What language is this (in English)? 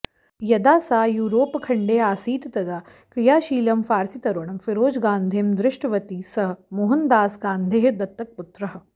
Sanskrit